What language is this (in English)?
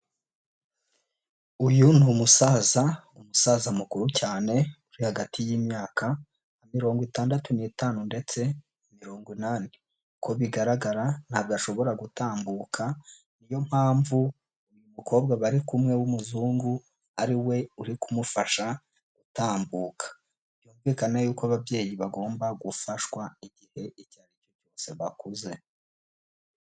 Kinyarwanda